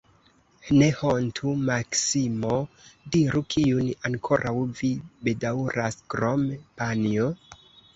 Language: Esperanto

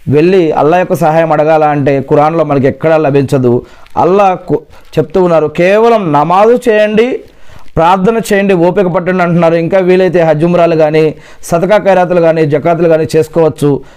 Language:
Telugu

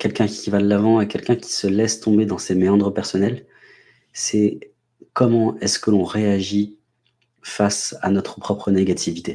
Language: French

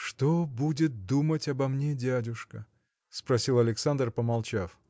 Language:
Russian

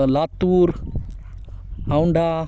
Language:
Marathi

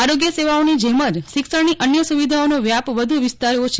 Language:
Gujarati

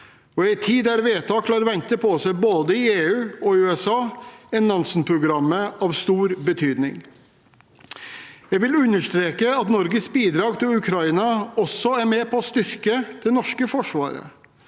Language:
Norwegian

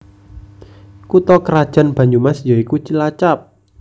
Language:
Javanese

